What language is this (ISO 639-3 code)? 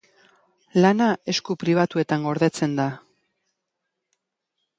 eus